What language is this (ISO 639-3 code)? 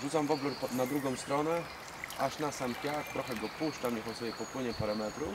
pol